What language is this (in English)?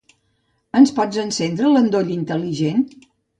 Catalan